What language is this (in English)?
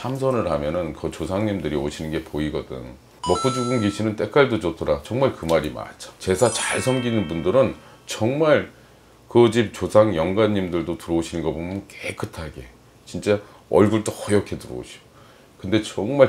Korean